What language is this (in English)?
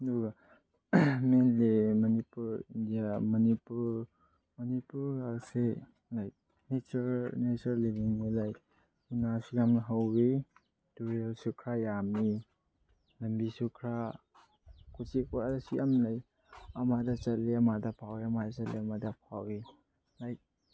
Manipuri